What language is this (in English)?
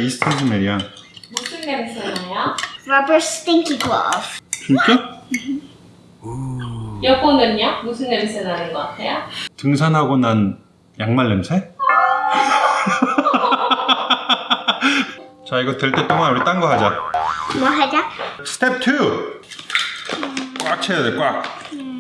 Korean